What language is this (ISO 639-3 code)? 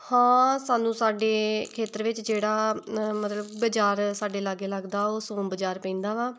pan